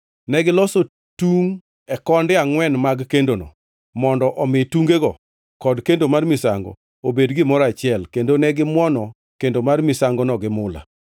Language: Luo (Kenya and Tanzania)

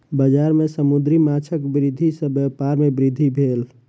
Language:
Maithili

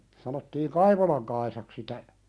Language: Finnish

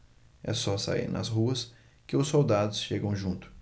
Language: Portuguese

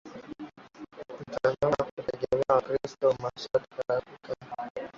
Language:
Swahili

